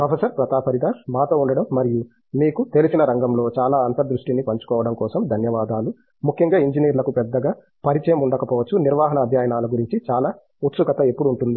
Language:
Telugu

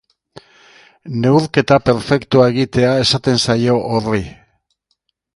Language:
Basque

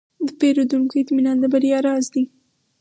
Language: Pashto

